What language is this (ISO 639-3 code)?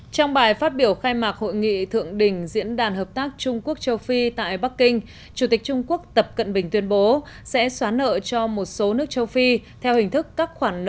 vie